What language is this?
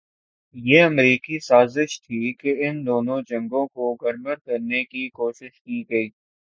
Urdu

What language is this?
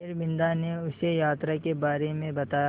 Hindi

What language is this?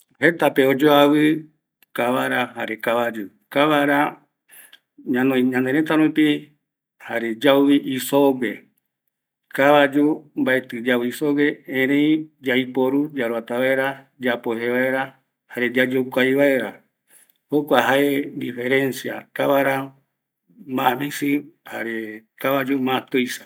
Eastern Bolivian Guaraní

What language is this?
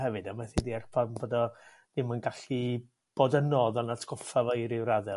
Welsh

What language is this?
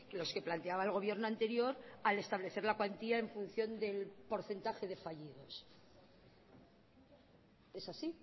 Spanish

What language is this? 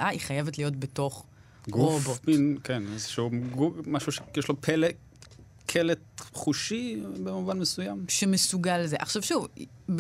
Hebrew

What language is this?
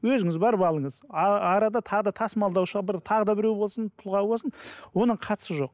Kazakh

